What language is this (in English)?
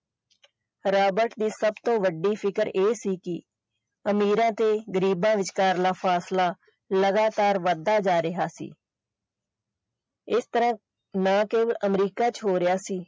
Punjabi